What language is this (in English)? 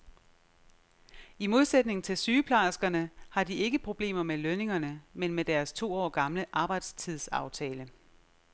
Danish